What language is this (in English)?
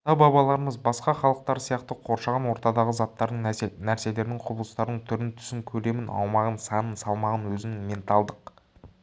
Kazakh